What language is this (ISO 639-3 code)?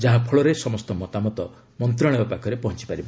ori